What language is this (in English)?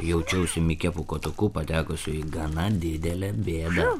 Lithuanian